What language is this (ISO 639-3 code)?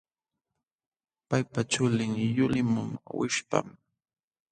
qxw